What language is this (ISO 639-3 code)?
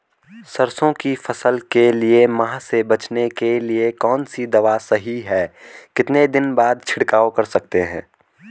hin